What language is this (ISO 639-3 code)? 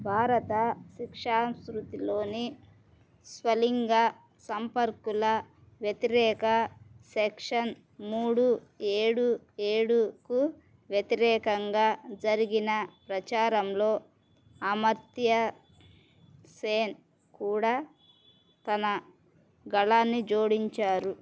tel